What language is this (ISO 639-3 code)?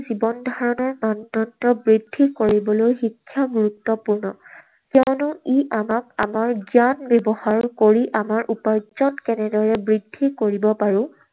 asm